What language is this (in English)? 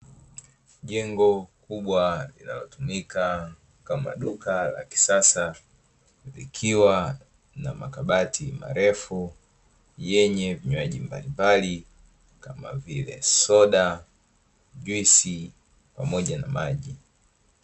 Swahili